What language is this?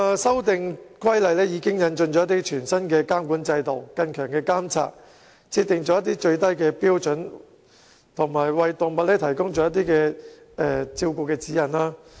Cantonese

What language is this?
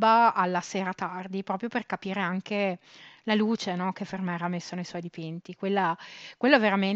Italian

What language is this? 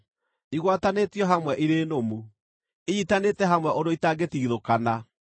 Kikuyu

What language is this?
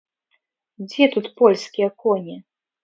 Belarusian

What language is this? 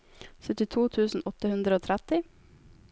Norwegian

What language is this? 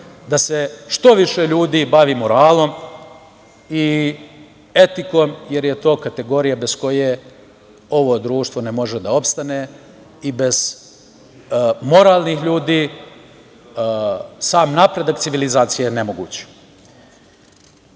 Serbian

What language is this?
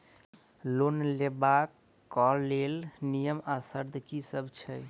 Maithili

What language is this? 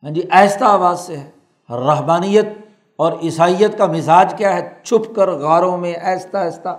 Urdu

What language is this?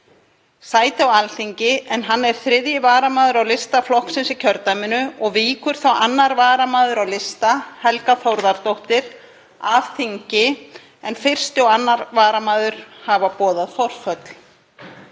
Icelandic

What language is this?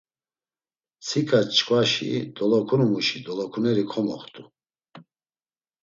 Laz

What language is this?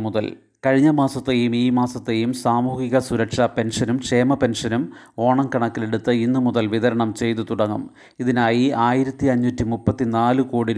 Malayalam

